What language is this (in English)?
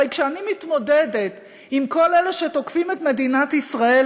Hebrew